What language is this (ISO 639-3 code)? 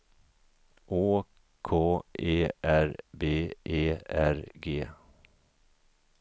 swe